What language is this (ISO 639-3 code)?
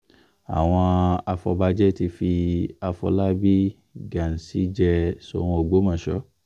yor